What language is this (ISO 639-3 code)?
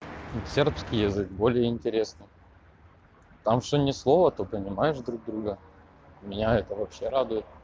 rus